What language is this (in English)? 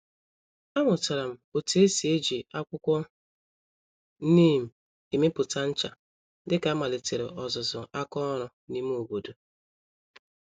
Igbo